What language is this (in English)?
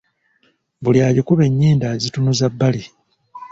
Ganda